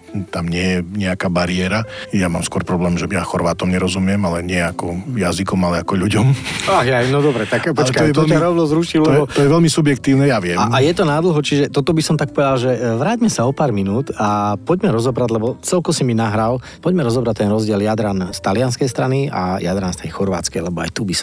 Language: Slovak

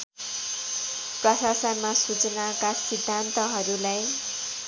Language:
Nepali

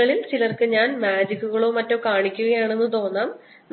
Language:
Malayalam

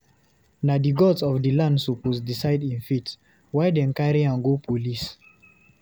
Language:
Nigerian Pidgin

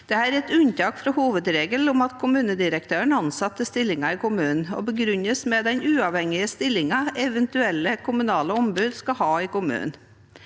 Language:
Norwegian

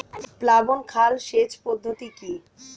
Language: Bangla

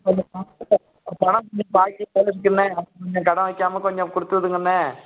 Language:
Tamil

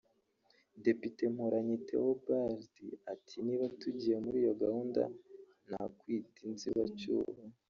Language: Kinyarwanda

